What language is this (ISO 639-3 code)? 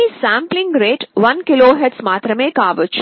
tel